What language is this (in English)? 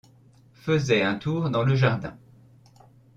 French